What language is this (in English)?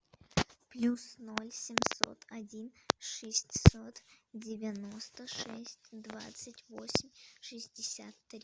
Russian